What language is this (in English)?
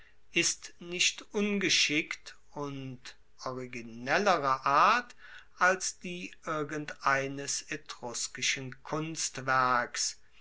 German